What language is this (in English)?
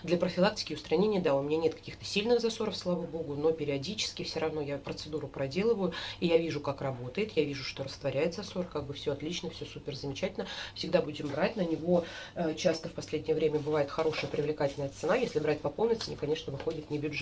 Russian